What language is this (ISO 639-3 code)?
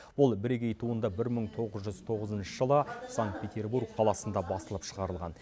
kaz